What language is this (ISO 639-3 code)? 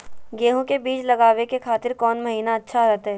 mag